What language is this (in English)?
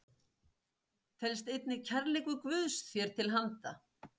Icelandic